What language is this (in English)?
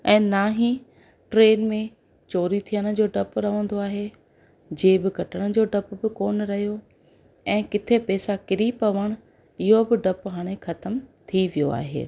Sindhi